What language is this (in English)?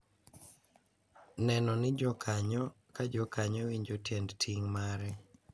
Luo (Kenya and Tanzania)